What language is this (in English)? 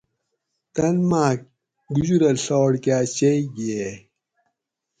Gawri